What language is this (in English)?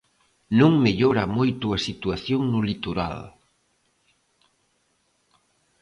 Galician